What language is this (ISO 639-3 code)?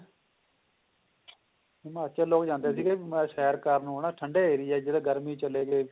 pan